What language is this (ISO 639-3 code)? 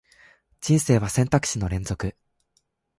jpn